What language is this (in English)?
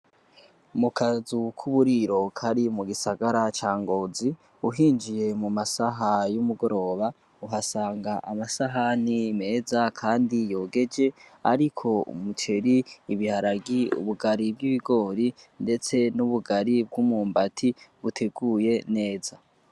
Rundi